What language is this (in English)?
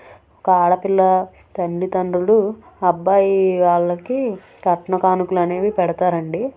Telugu